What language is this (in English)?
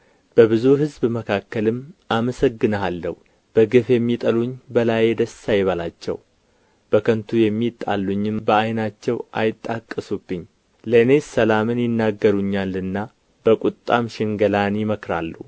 Amharic